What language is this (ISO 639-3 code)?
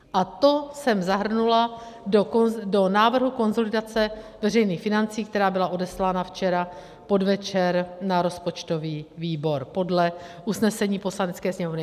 ces